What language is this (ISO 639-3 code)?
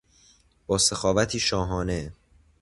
fas